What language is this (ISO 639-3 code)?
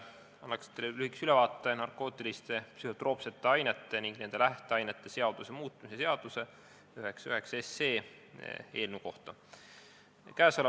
est